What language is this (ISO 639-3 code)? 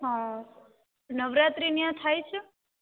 guj